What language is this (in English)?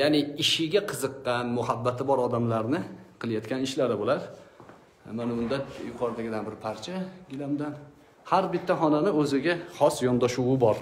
Turkish